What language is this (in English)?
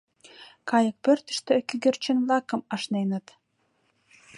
Mari